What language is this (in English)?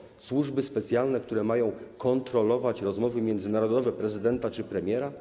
Polish